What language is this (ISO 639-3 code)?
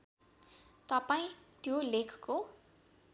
nep